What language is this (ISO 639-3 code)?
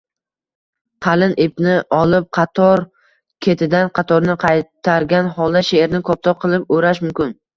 uzb